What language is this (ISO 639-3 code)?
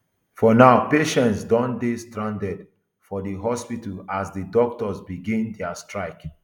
pcm